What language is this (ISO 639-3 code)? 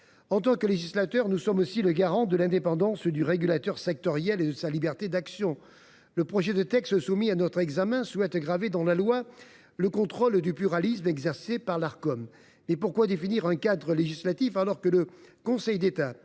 fra